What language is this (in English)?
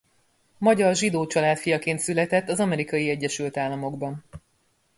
Hungarian